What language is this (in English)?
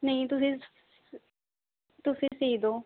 Punjabi